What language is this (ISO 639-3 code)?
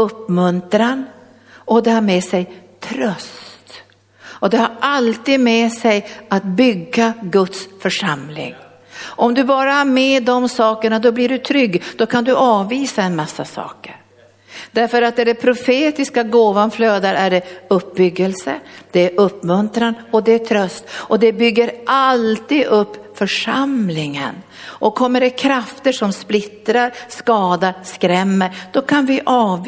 swe